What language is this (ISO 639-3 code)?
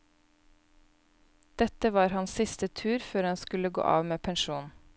nor